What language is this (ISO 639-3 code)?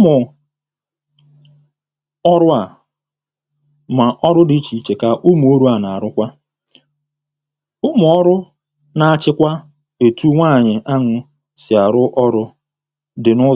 ibo